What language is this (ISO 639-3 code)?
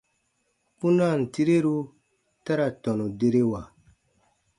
bba